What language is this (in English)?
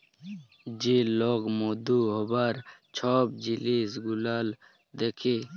Bangla